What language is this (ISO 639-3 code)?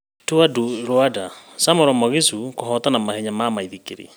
kik